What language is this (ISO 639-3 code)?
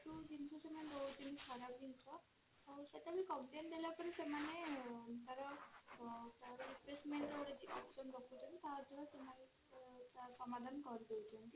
ori